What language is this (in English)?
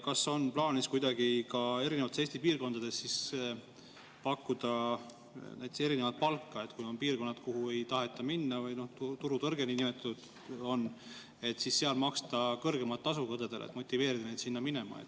Estonian